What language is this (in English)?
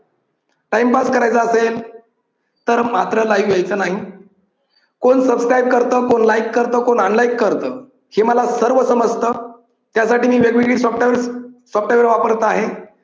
Marathi